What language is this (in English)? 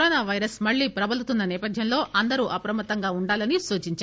Telugu